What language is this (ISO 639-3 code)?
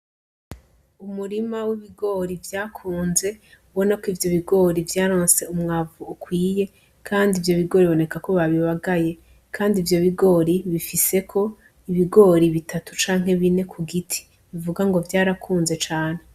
run